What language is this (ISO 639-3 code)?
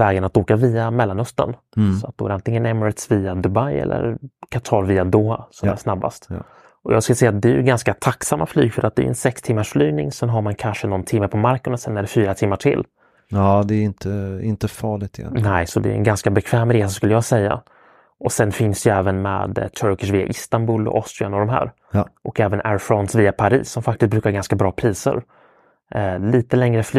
swe